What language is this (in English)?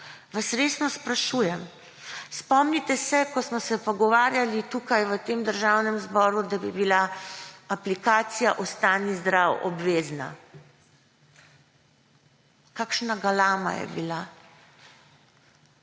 Slovenian